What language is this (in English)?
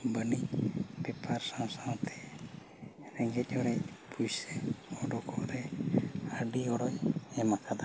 Santali